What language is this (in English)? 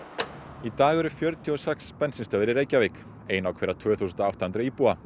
Icelandic